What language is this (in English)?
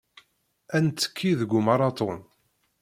Kabyle